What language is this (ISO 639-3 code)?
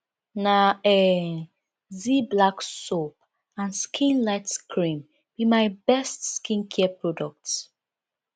pcm